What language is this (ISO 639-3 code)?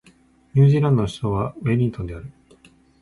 jpn